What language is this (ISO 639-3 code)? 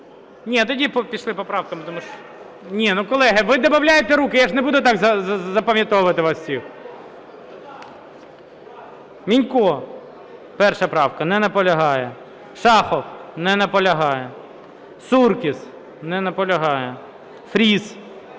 ukr